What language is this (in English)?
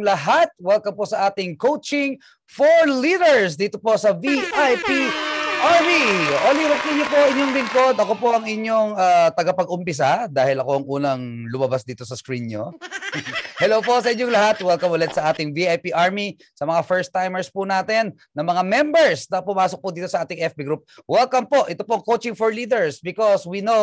Filipino